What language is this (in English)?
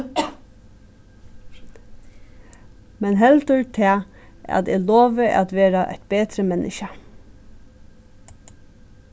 Faroese